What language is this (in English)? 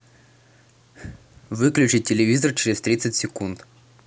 Russian